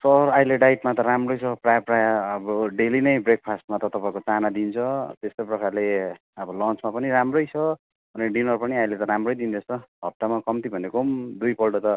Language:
Nepali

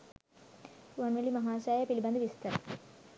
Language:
Sinhala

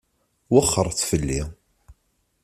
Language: Kabyle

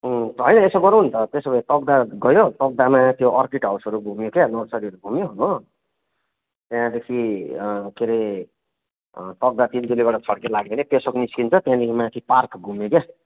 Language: Nepali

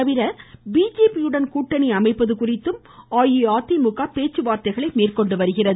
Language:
Tamil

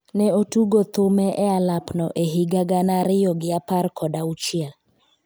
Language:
Luo (Kenya and Tanzania)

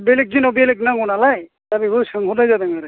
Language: Bodo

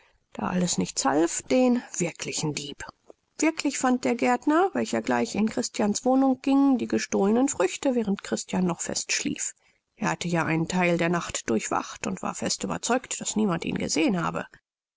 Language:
German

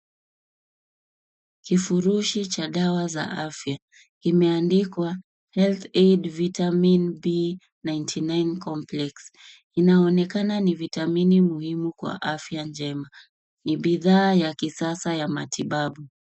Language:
Swahili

